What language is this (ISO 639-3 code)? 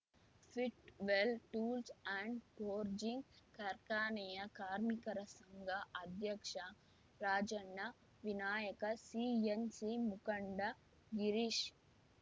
kan